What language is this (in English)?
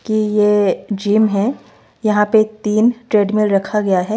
Hindi